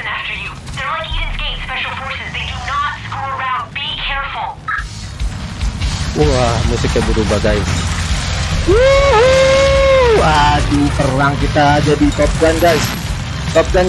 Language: Indonesian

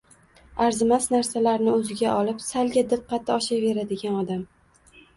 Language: Uzbek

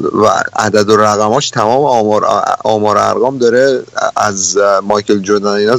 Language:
Persian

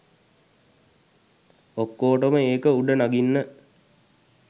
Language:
Sinhala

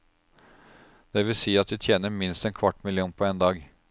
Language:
Norwegian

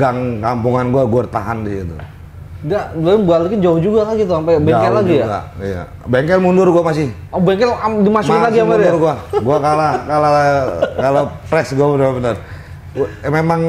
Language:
Indonesian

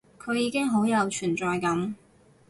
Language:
Cantonese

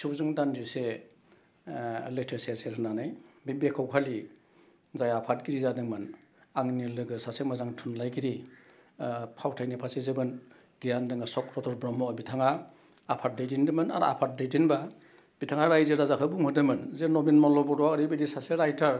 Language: Bodo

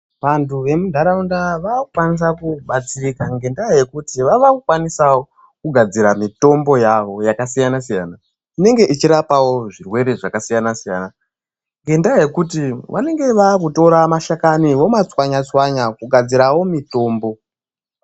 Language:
Ndau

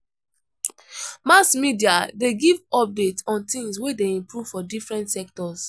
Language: Nigerian Pidgin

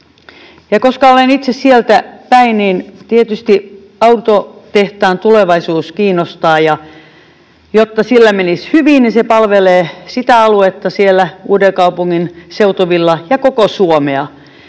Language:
Finnish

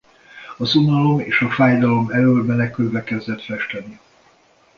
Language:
Hungarian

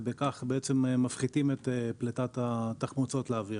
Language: Hebrew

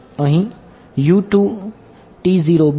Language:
Gujarati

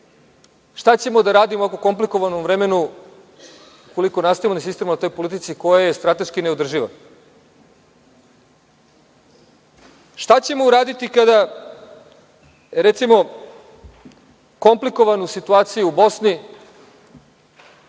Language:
Serbian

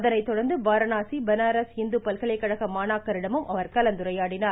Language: Tamil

